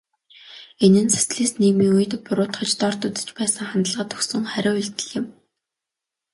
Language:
Mongolian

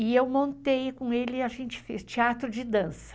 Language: Portuguese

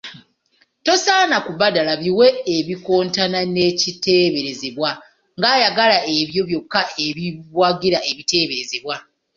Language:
Ganda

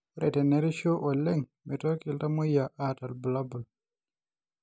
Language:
Masai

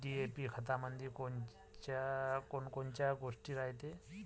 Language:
Marathi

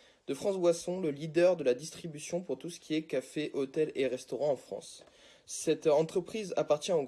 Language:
French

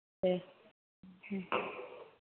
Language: Bodo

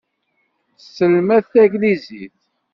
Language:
Kabyle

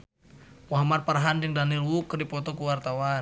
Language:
Sundanese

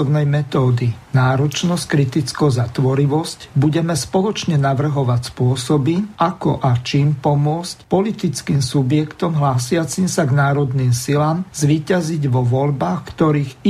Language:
Slovak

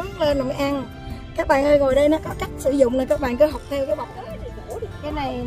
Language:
Vietnamese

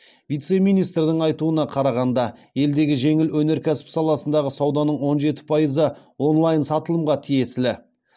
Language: Kazakh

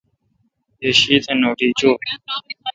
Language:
Kalkoti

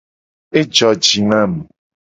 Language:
Gen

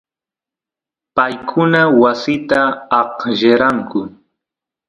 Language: Santiago del Estero Quichua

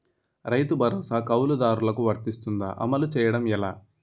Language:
Telugu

